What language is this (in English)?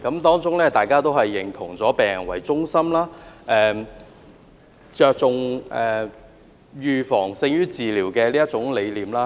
Cantonese